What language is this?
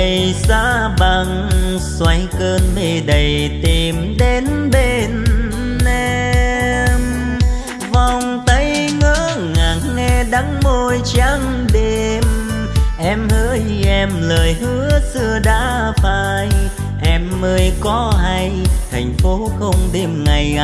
Vietnamese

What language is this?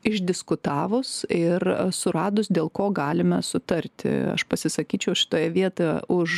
Lithuanian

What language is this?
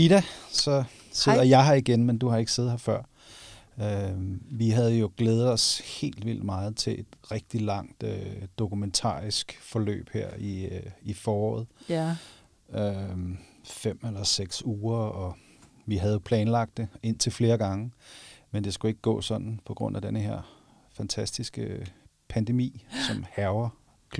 Danish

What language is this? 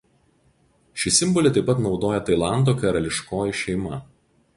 Lithuanian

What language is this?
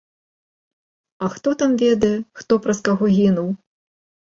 Belarusian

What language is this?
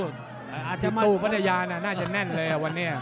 Thai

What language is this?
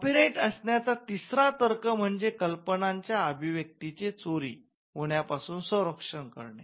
Marathi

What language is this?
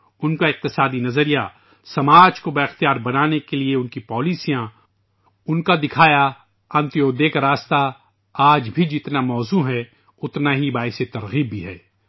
Urdu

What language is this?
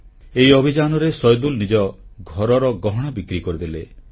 Odia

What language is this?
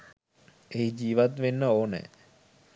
Sinhala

